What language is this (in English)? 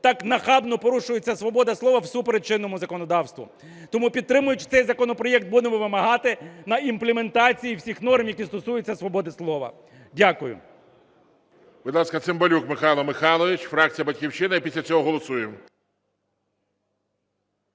Ukrainian